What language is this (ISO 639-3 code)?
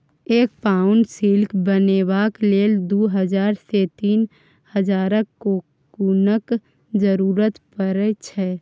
mai